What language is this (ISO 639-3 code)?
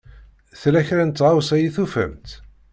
kab